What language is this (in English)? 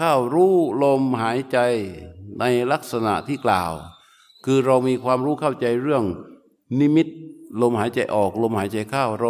Thai